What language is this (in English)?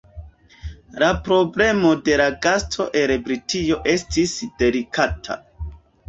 Esperanto